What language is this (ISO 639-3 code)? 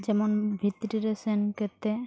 sat